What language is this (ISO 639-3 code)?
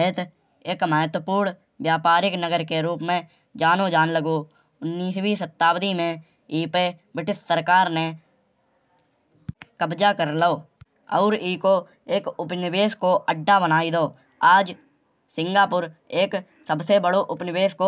bjj